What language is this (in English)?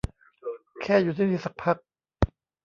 Thai